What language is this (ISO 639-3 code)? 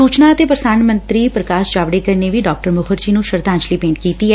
pan